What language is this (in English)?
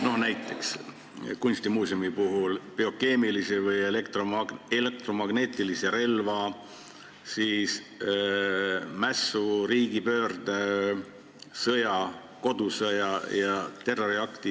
Estonian